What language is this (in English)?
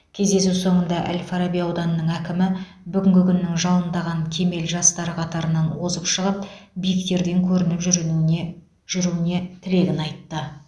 Kazakh